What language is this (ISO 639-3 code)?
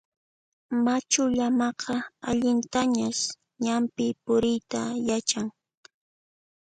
qxp